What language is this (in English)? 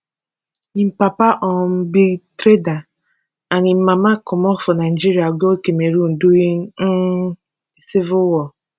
Nigerian Pidgin